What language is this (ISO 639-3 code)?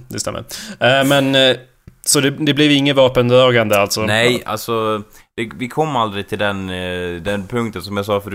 swe